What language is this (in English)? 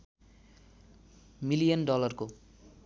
Nepali